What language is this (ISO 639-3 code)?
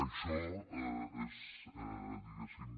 cat